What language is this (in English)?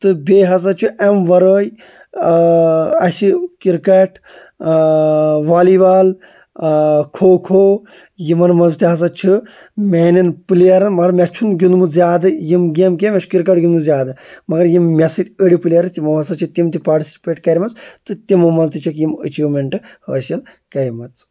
Kashmiri